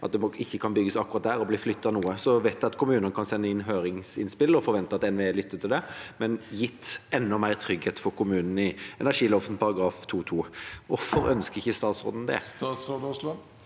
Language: Norwegian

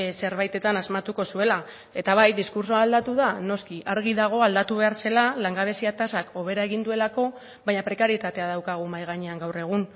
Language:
Basque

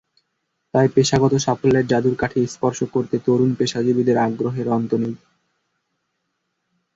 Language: Bangla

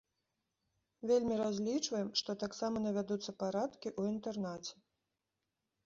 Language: Belarusian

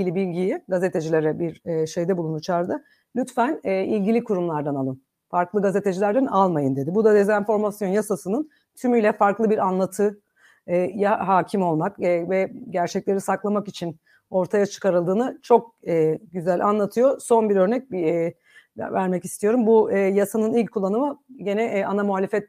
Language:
Turkish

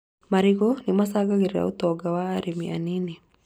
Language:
Kikuyu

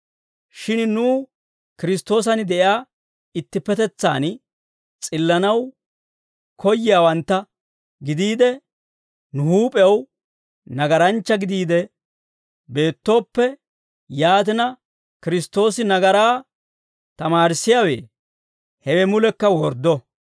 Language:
Dawro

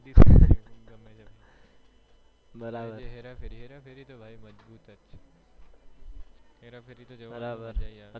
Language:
Gujarati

